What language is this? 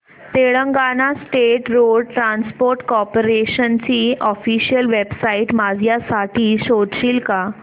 Marathi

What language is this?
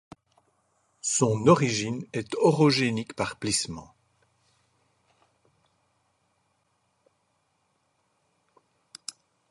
French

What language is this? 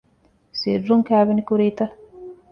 Divehi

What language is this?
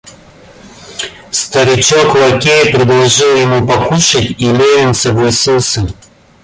Russian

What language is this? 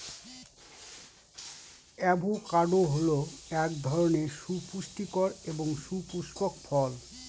Bangla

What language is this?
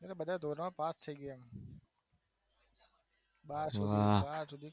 Gujarati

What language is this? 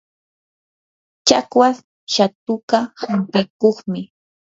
Yanahuanca Pasco Quechua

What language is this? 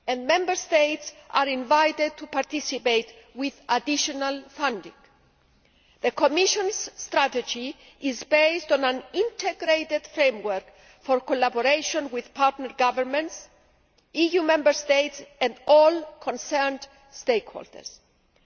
English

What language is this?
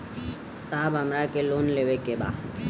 Bhojpuri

